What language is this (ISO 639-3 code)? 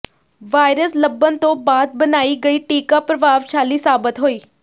pan